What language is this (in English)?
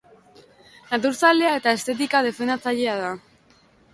Basque